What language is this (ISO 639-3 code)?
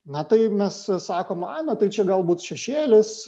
lit